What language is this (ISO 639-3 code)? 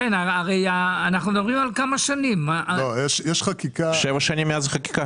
heb